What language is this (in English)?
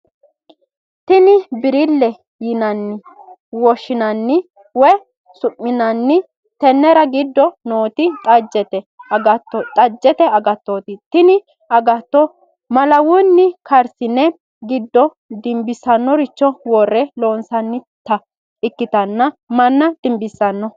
Sidamo